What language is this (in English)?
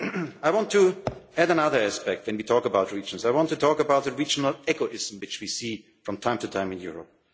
English